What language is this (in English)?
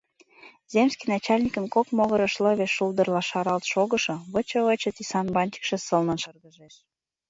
Mari